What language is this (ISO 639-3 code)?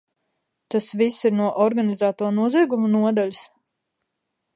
lav